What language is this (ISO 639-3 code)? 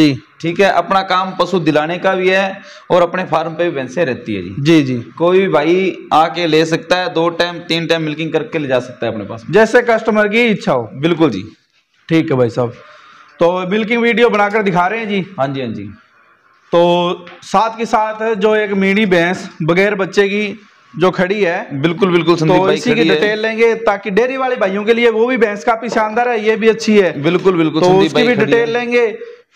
hin